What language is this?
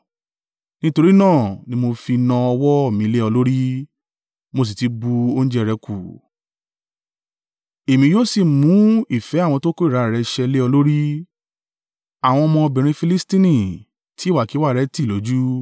Yoruba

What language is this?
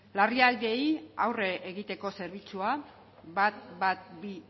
Basque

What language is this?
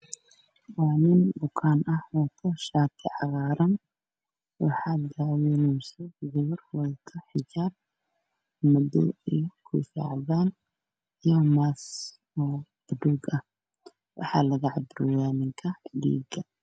Somali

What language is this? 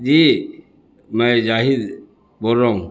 Urdu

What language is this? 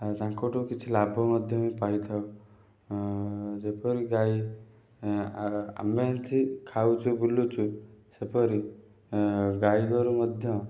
Odia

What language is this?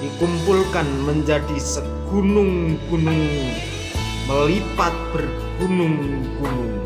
Indonesian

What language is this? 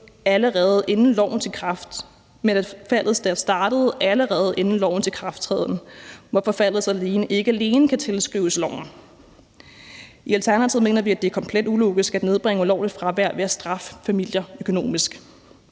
Danish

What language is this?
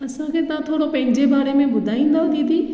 Sindhi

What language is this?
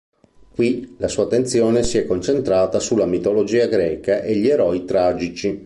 Italian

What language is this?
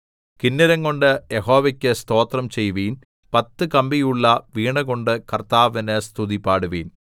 Malayalam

